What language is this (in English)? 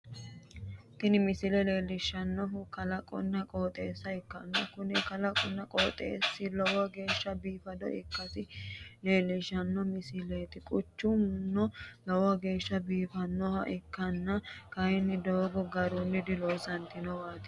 Sidamo